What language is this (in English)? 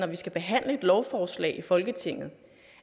Danish